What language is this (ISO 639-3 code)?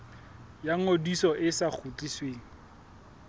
sot